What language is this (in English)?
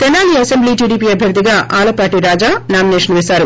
Telugu